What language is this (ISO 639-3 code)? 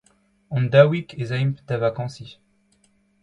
bre